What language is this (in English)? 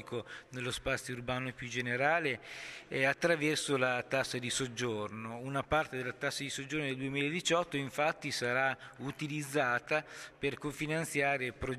Italian